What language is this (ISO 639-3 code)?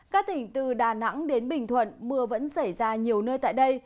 vie